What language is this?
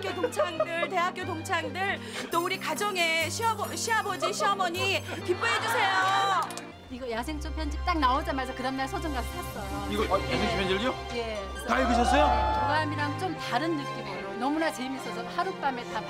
Korean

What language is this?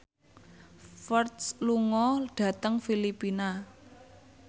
Javanese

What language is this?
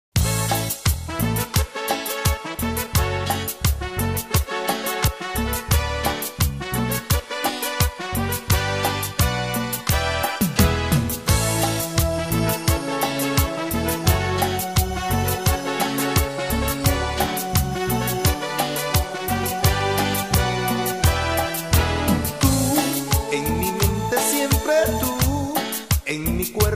Spanish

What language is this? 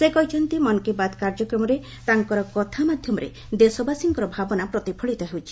Odia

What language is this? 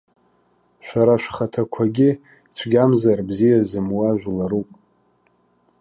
Abkhazian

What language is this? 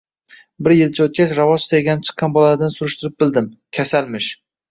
Uzbek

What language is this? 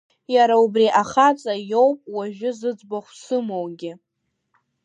Abkhazian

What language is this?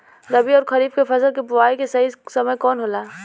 Bhojpuri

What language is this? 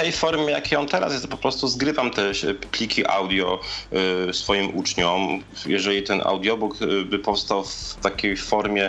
Polish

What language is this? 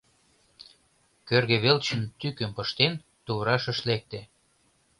Mari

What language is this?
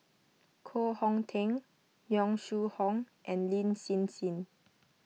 English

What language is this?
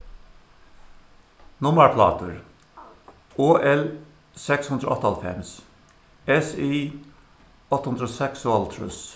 Faroese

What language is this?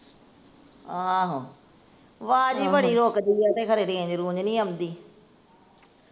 Punjabi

